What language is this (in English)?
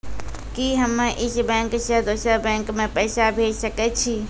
Maithili